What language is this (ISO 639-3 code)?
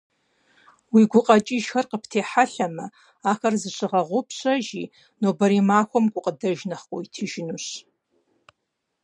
kbd